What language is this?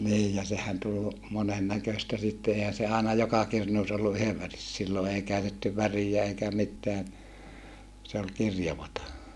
Finnish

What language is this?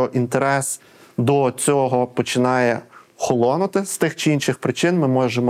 Ukrainian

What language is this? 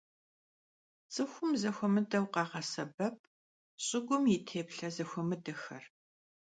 Kabardian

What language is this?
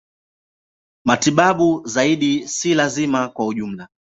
Swahili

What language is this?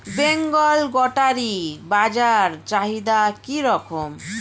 Bangla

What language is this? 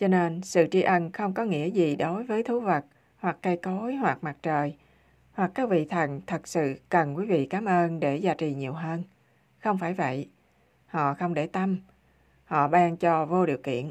Vietnamese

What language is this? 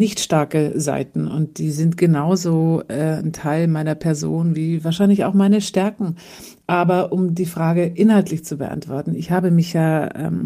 German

